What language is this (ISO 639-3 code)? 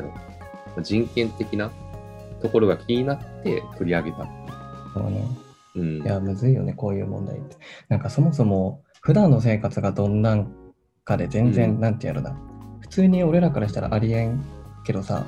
jpn